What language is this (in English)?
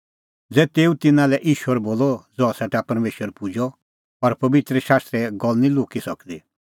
Kullu Pahari